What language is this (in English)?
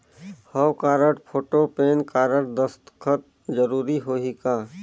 Chhattisgarhi